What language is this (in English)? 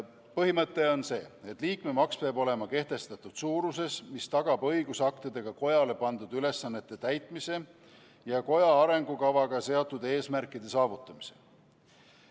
Estonian